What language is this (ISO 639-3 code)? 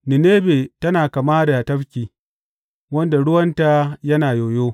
hau